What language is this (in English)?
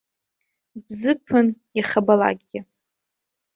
Abkhazian